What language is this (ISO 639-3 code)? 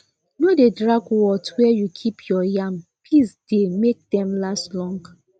pcm